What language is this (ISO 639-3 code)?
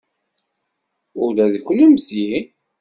kab